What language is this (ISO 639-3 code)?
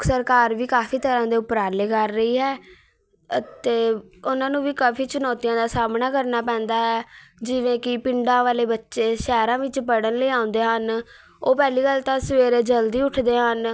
pan